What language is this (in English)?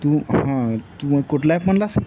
Marathi